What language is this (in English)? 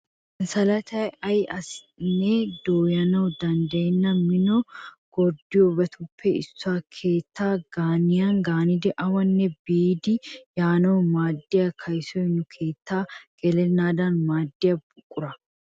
Wolaytta